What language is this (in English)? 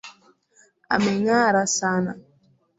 Swahili